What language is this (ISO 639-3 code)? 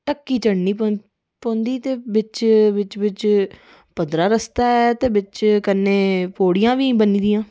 doi